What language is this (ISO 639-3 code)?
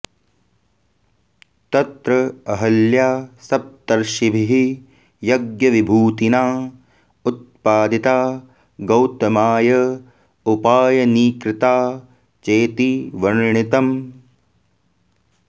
san